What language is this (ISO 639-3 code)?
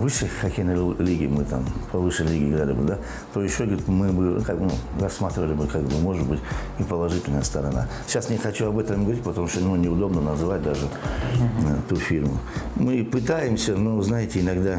rus